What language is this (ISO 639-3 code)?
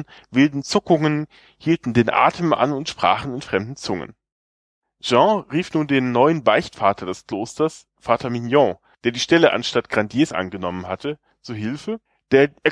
deu